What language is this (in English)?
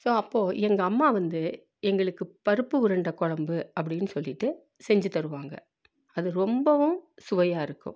Tamil